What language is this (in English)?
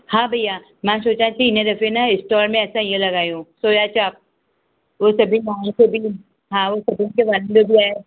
Sindhi